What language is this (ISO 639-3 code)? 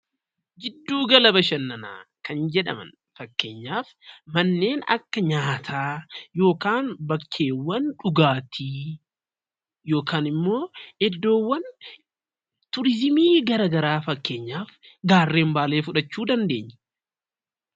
orm